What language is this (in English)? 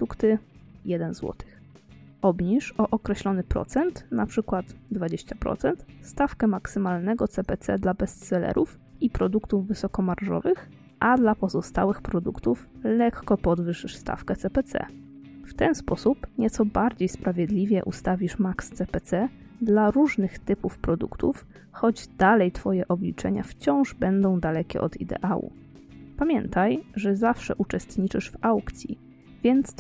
Polish